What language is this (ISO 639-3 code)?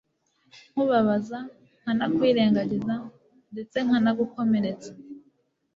kin